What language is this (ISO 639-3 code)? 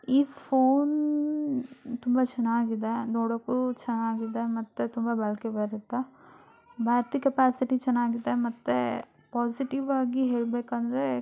kan